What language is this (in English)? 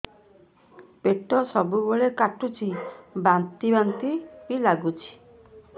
Odia